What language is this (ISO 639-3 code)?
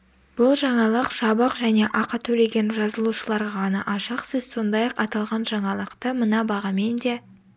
kaz